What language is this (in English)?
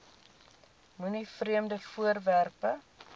Afrikaans